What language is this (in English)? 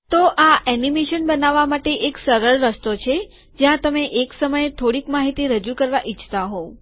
Gujarati